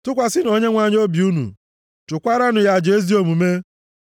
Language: Igbo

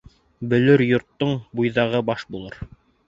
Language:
Bashkir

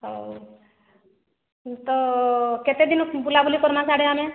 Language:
Odia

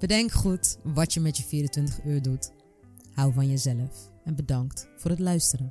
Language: Dutch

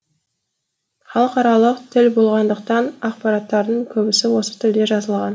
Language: Kazakh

